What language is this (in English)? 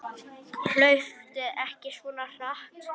Icelandic